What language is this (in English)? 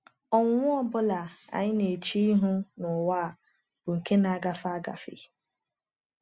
Igbo